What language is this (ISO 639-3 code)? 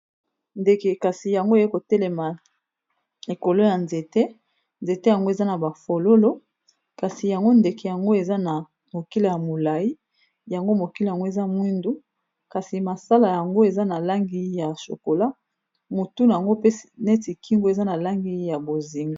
lin